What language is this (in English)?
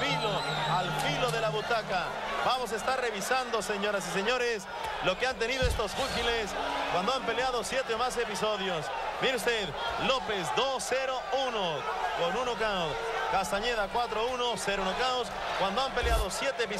Spanish